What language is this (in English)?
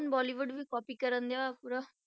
Punjabi